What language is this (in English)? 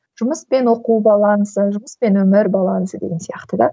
Kazakh